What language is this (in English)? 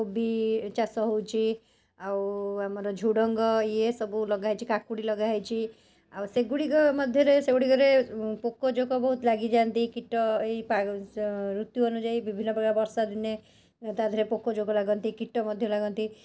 Odia